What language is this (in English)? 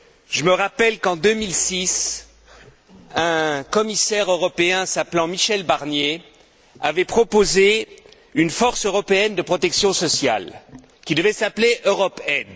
French